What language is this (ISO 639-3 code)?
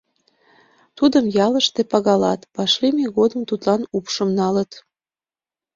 chm